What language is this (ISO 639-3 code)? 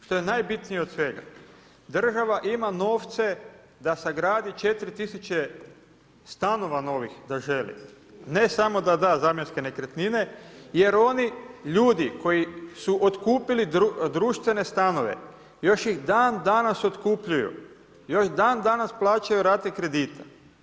hrv